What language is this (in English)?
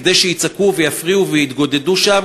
Hebrew